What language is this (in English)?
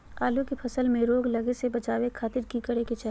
Magahi